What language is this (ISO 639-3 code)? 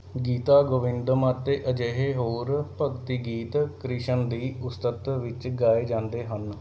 pan